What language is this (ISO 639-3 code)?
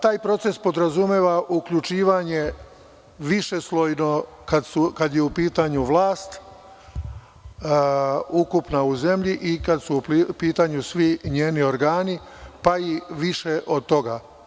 srp